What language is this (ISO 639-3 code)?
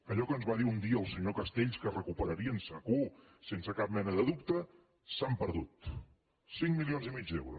cat